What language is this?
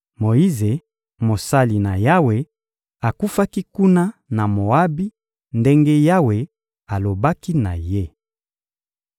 Lingala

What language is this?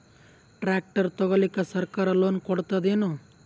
Kannada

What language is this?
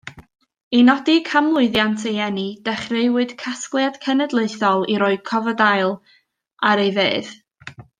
Welsh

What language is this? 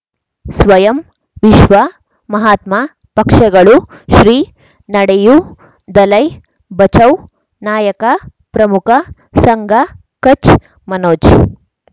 Kannada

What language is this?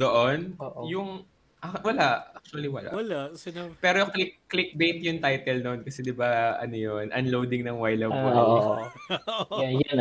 Filipino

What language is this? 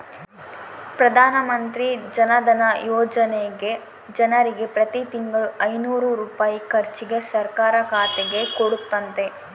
Kannada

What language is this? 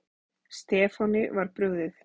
Icelandic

